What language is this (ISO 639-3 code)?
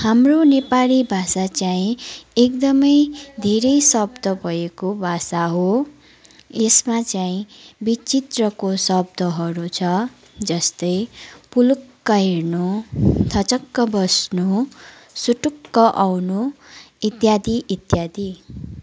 nep